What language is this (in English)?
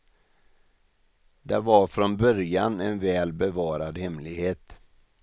Swedish